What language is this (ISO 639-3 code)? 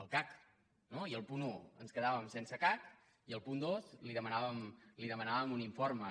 cat